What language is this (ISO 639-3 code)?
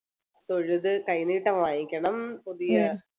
mal